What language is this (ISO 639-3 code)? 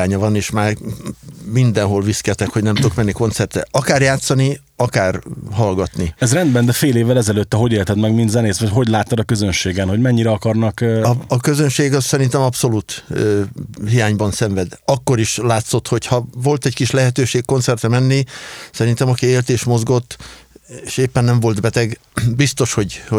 hun